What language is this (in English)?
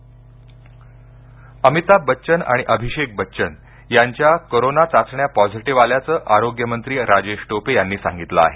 Marathi